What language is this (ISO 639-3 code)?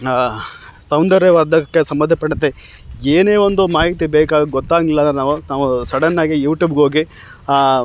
kan